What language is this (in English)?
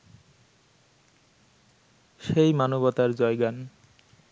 Bangla